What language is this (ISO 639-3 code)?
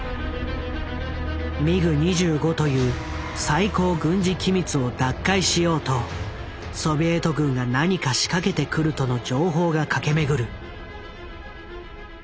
jpn